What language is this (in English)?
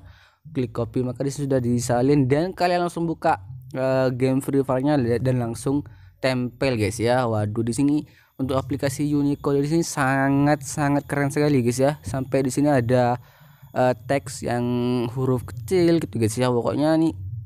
Indonesian